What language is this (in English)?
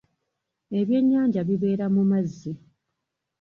Ganda